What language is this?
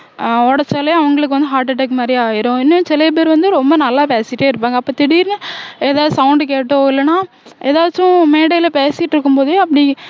Tamil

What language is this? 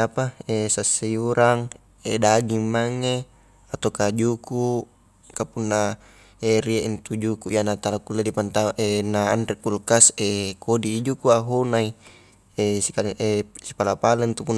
Highland Konjo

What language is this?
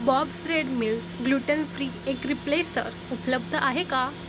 Marathi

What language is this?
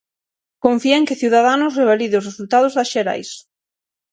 Galician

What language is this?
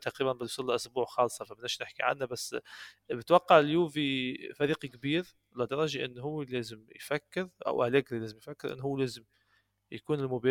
Arabic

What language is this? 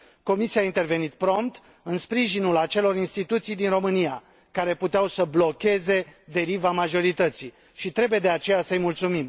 Romanian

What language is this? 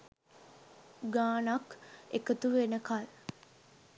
Sinhala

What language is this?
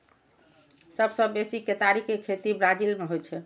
Maithili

